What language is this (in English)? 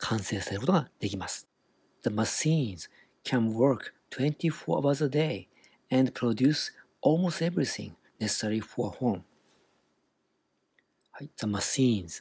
Japanese